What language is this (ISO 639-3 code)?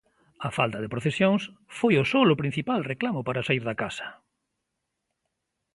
glg